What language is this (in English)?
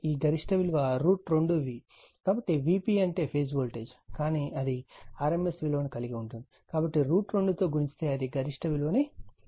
Telugu